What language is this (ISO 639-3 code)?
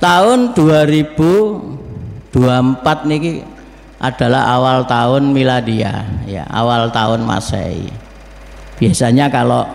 ind